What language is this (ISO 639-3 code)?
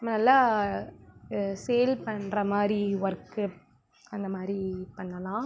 tam